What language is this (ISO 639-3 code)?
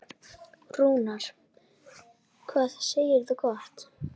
isl